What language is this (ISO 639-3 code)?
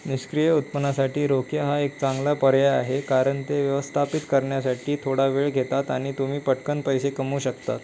mar